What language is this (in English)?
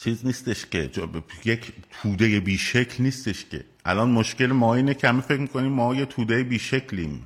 Persian